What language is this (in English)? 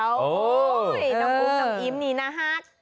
Thai